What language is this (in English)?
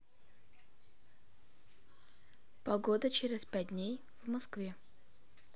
Russian